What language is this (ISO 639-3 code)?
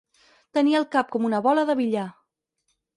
cat